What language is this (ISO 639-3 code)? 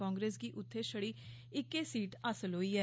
doi